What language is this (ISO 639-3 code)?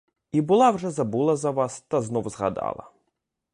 ukr